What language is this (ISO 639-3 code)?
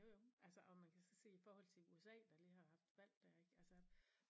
dan